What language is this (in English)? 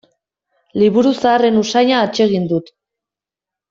Basque